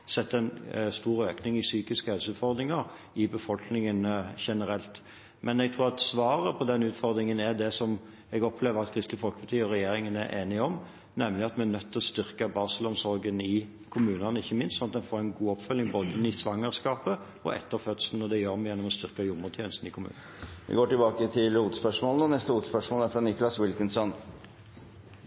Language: Norwegian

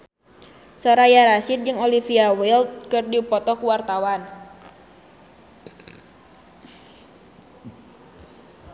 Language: Sundanese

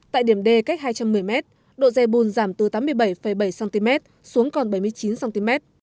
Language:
Vietnamese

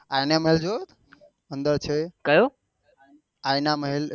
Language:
Gujarati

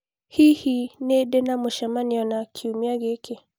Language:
Kikuyu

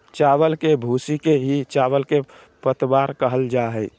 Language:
Magahi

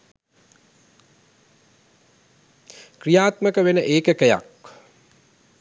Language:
Sinhala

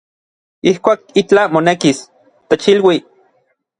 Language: Orizaba Nahuatl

